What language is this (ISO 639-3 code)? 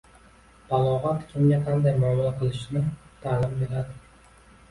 uzb